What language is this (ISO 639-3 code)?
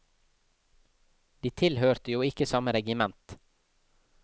nor